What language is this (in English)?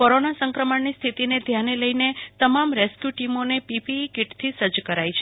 Gujarati